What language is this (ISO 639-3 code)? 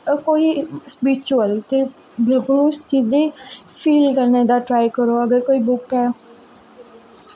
doi